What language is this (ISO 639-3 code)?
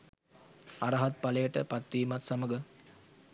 sin